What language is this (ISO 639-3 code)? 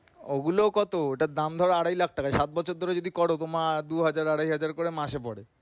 ben